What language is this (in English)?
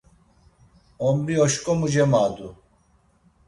Laz